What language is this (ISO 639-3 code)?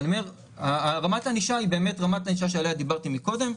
heb